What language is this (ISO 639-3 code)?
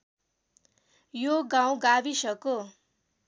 nep